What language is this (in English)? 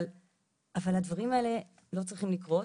Hebrew